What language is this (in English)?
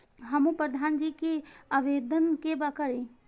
Maithili